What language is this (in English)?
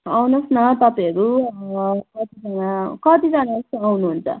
Nepali